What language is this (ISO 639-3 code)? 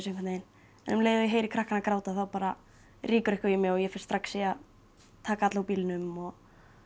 isl